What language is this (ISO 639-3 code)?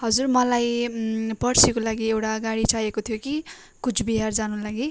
nep